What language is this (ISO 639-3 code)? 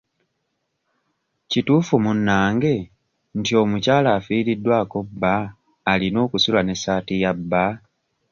lug